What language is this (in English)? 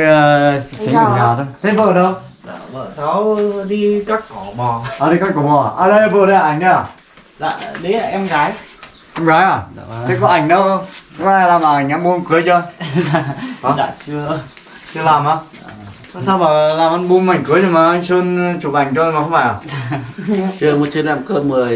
Vietnamese